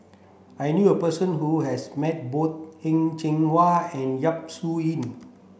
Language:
English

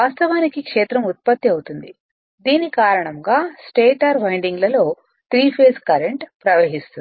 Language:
Telugu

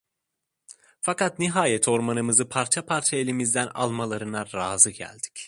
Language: Turkish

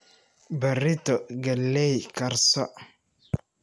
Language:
Somali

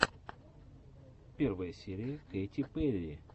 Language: Russian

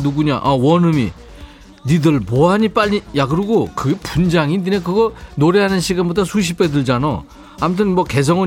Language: Korean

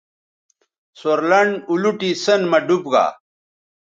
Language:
Bateri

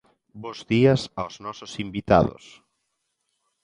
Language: Galician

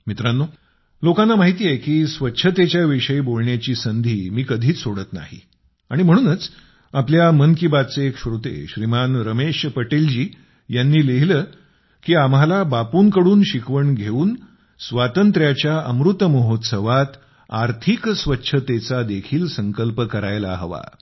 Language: Marathi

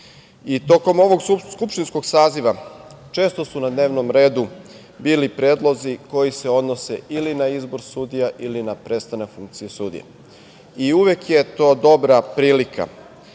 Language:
Serbian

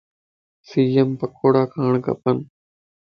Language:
Lasi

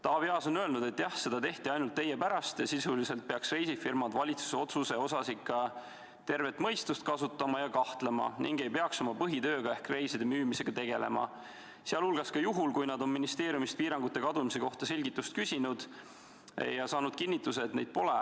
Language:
Estonian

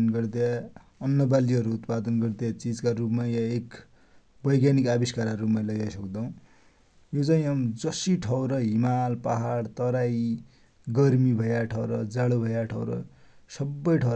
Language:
Dotyali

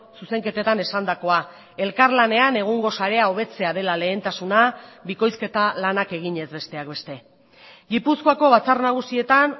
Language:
Basque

